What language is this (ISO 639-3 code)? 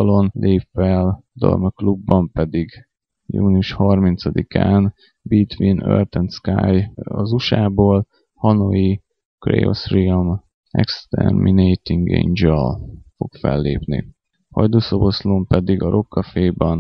hun